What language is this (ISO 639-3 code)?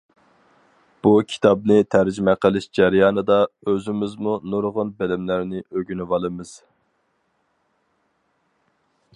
uig